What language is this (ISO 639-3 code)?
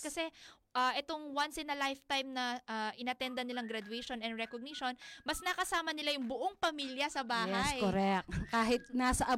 fil